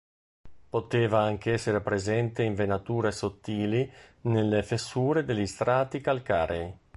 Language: Italian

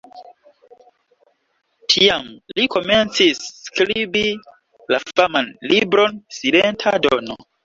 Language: Esperanto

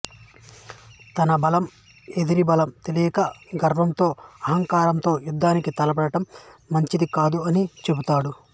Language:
Telugu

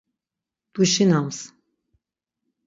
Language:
Laz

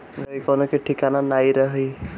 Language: Bhojpuri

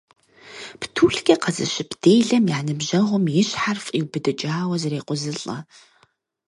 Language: Kabardian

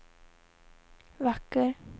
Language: Swedish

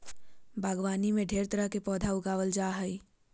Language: Magahi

